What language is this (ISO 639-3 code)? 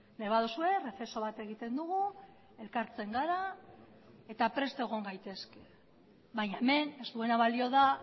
eus